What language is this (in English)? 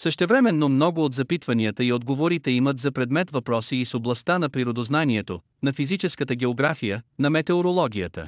Bulgarian